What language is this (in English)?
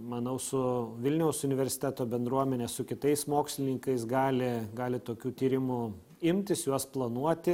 Lithuanian